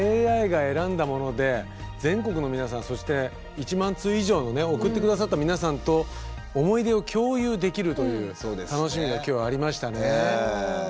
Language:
Japanese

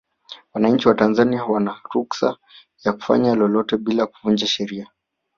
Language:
Swahili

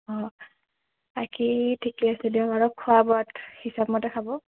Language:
Assamese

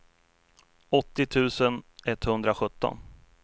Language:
Swedish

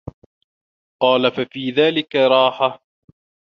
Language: Arabic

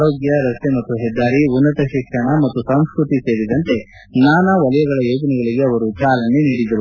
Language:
Kannada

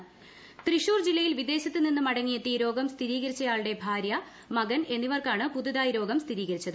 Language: Malayalam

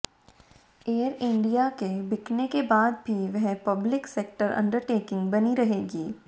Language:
Hindi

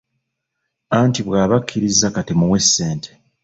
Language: Ganda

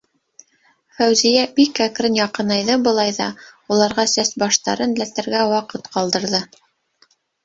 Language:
Bashkir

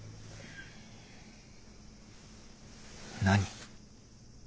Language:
Japanese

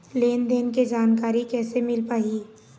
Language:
Chhattisgarhi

